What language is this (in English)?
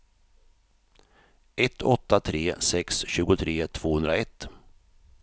Swedish